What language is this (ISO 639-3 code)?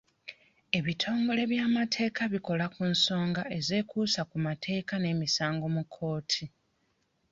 lug